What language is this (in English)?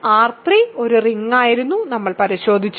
Malayalam